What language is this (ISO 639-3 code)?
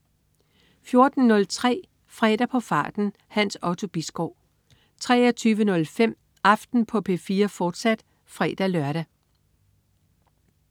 dan